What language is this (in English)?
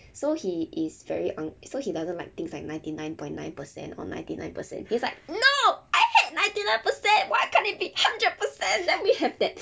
English